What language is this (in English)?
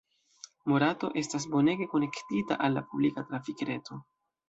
Esperanto